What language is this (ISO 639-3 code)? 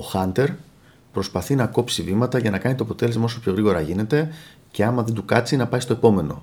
ell